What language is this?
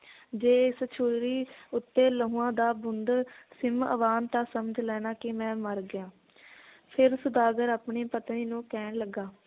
Punjabi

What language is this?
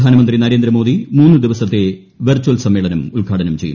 Malayalam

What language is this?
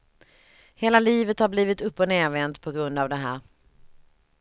Swedish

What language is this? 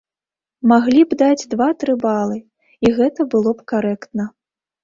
Belarusian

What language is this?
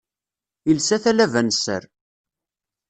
Kabyle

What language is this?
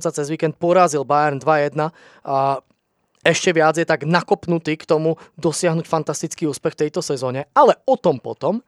Slovak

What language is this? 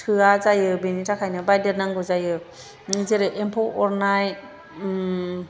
Bodo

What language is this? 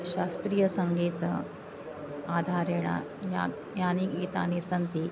Sanskrit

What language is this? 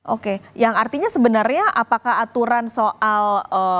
Indonesian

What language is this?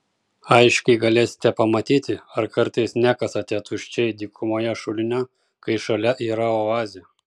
Lithuanian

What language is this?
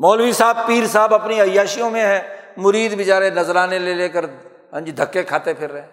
Urdu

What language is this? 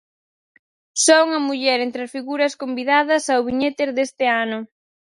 Galician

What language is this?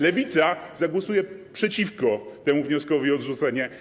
Polish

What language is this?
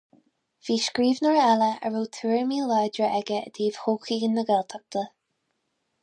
Irish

